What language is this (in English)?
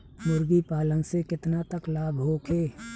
Bhojpuri